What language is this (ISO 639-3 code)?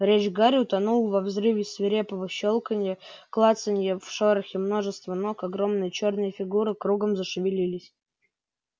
rus